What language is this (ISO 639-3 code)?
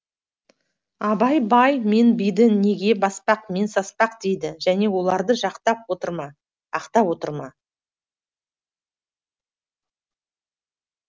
kaz